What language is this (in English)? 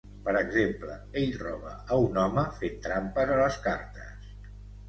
Catalan